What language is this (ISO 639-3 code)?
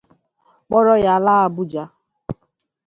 ibo